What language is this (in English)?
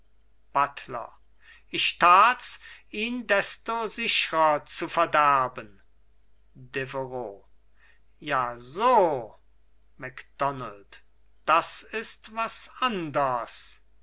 German